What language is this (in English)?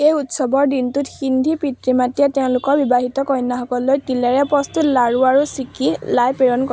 Assamese